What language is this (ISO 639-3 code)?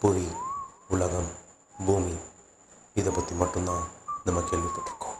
tam